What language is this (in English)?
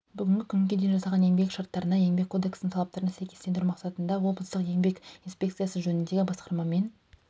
Kazakh